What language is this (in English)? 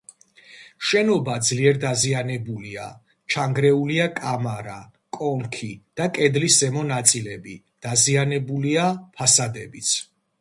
Georgian